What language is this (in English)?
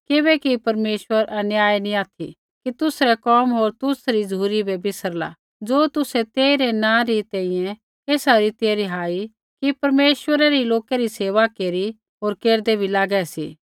Kullu Pahari